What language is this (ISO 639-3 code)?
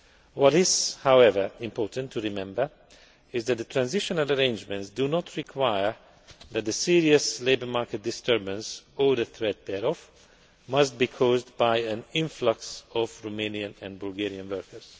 eng